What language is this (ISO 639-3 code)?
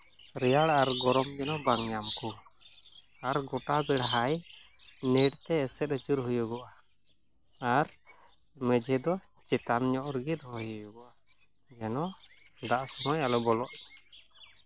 sat